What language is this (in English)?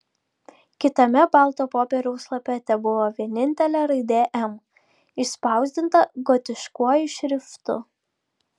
Lithuanian